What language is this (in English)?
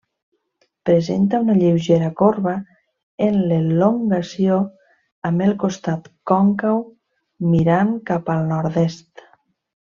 Catalan